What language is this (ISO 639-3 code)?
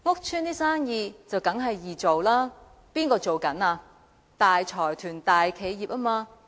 yue